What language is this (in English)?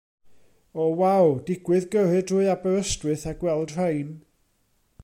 Welsh